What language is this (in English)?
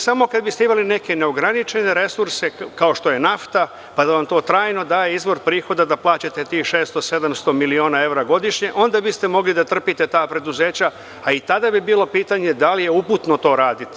Serbian